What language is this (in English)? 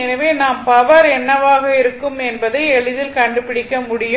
Tamil